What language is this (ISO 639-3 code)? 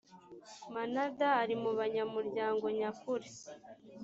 kin